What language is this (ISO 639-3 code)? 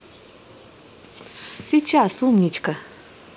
rus